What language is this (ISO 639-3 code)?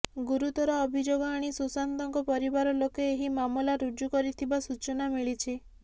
ori